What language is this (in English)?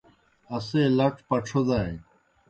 Kohistani Shina